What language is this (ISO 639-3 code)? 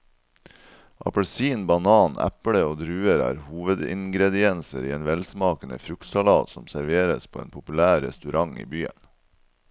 nor